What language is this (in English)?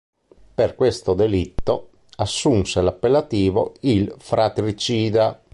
Italian